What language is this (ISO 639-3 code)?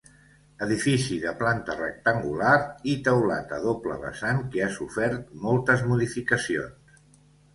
cat